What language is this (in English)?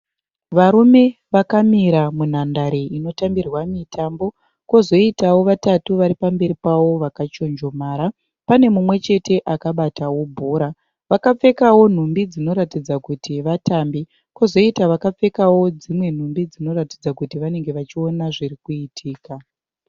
Shona